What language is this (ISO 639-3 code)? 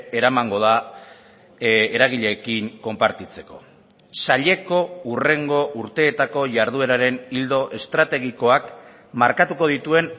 eus